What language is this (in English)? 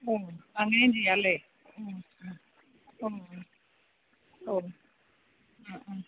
Malayalam